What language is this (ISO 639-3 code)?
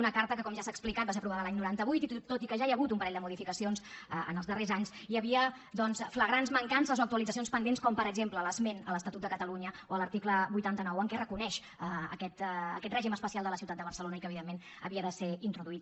cat